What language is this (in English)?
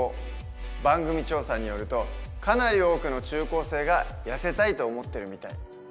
Japanese